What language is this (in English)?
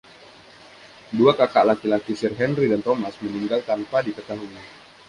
Indonesian